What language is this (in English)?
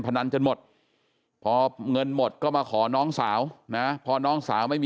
Thai